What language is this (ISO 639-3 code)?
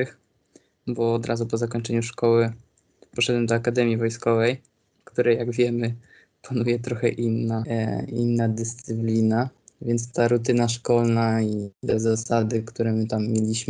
pol